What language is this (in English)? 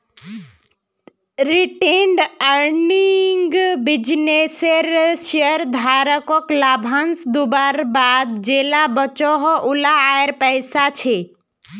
Magahi